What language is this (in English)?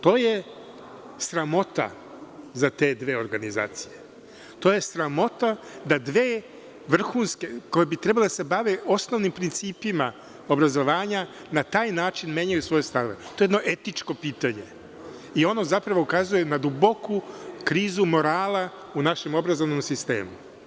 Serbian